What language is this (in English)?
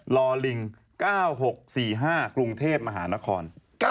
Thai